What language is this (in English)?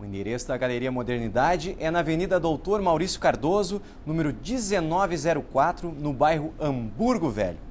Portuguese